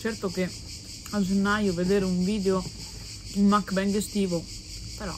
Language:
Italian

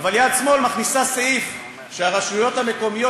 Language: Hebrew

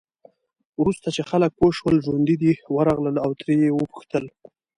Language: Pashto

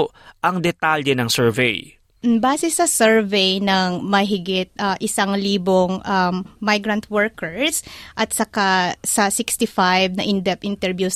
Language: Filipino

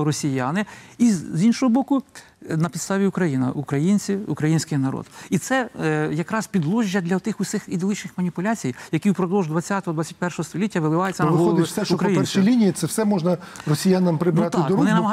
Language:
Ukrainian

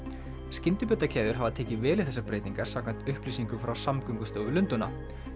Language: Icelandic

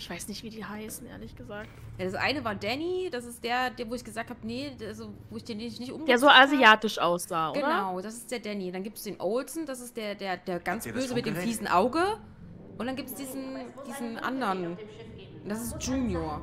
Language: German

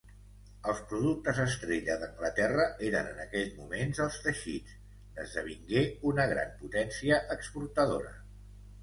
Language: Catalan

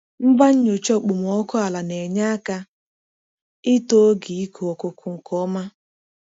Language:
Igbo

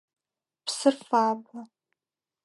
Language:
Adyghe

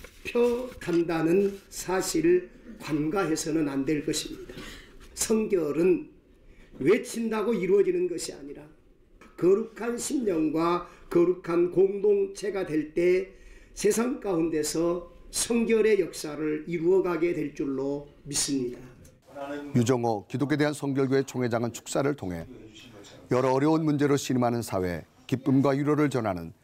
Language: Korean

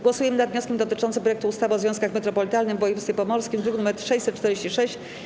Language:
Polish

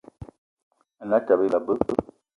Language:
Eton (Cameroon)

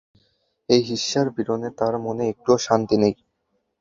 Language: Bangla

